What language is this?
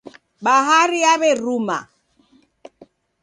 Taita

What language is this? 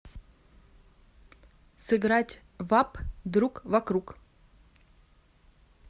Russian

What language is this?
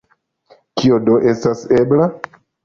Esperanto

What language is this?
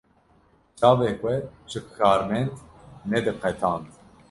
Kurdish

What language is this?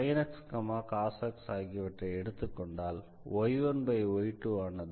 Tamil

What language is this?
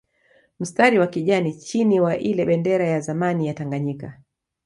Swahili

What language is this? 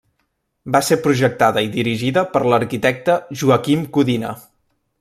Catalan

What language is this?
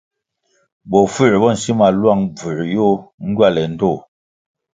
Kwasio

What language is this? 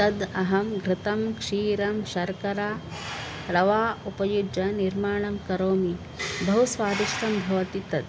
Sanskrit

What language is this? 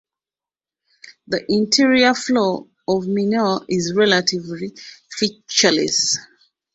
English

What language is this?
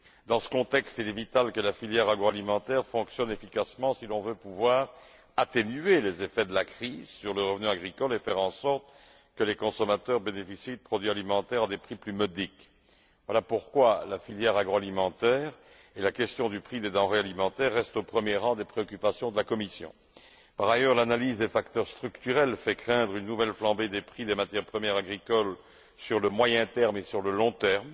French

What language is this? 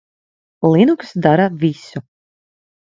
Latvian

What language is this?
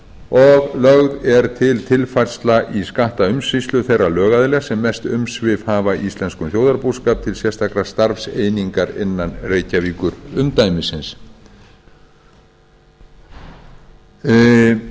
Icelandic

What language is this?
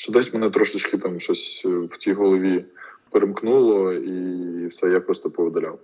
Ukrainian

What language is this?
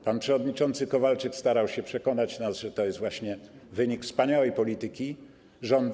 Polish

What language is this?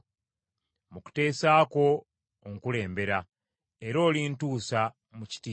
Ganda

